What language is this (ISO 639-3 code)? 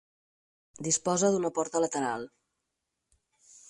cat